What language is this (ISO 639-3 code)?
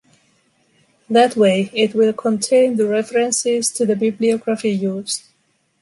eng